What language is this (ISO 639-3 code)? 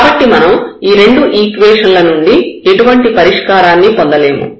tel